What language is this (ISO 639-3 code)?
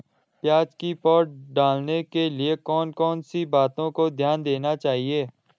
hin